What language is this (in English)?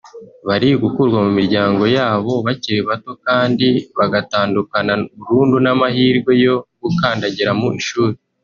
Kinyarwanda